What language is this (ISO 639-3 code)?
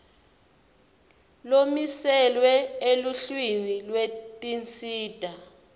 ssw